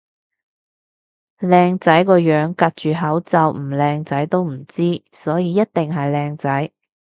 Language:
Cantonese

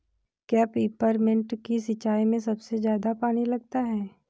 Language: Hindi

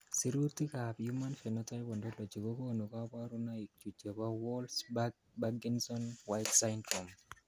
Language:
Kalenjin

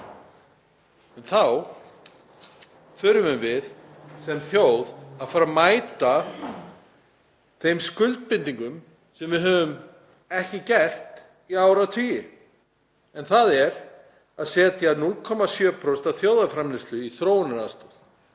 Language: Icelandic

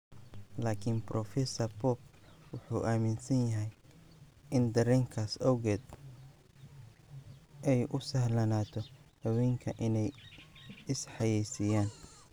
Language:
Somali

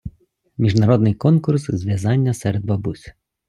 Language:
Ukrainian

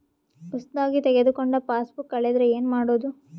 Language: Kannada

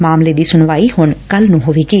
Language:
Punjabi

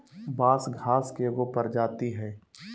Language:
Magahi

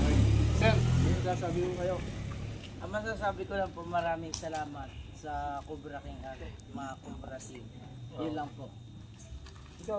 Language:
Filipino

